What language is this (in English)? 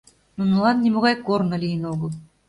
Mari